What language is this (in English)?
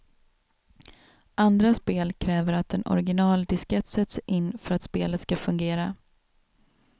Swedish